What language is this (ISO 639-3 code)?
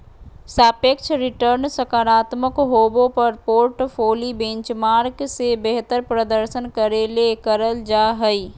mag